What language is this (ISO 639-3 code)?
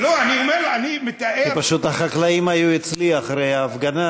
heb